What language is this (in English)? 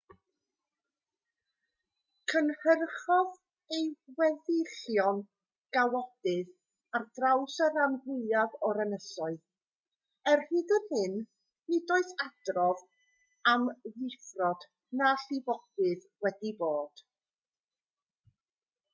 Welsh